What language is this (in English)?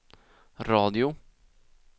Swedish